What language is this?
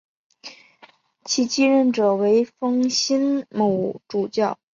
Chinese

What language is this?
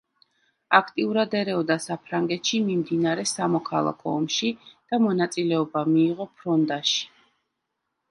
Georgian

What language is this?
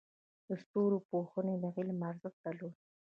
Pashto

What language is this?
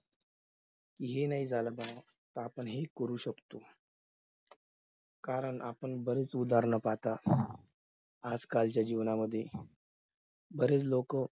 Marathi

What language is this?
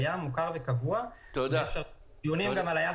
Hebrew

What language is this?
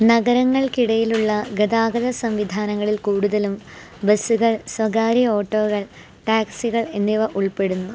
Malayalam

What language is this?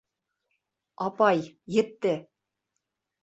Bashkir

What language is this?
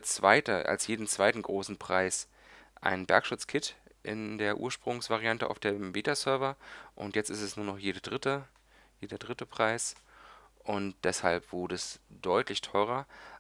German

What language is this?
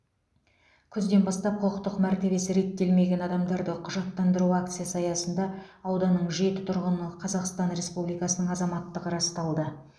Kazakh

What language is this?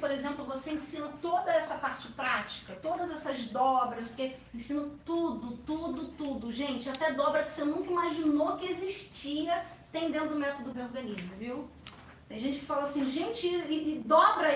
Portuguese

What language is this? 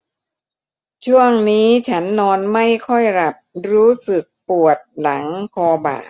Thai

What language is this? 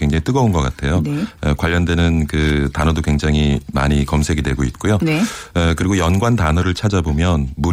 Korean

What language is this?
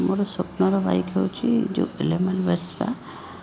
Odia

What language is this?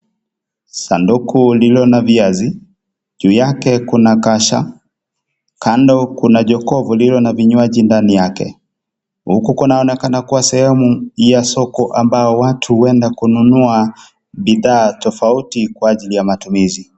Swahili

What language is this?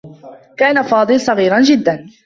Arabic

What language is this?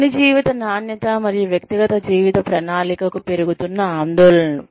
Telugu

